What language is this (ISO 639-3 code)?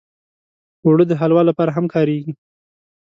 pus